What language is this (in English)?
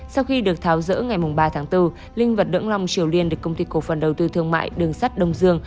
Vietnamese